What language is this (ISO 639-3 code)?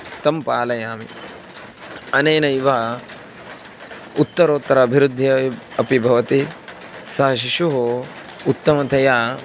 san